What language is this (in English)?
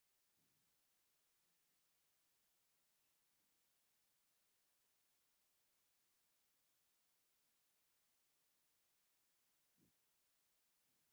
Tigrinya